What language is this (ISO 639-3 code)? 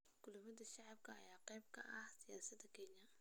som